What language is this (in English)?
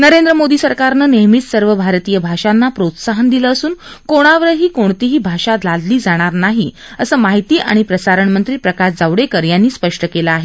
Marathi